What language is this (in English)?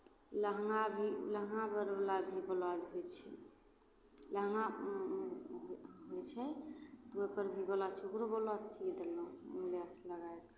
Maithili